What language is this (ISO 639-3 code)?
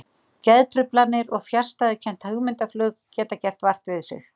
isl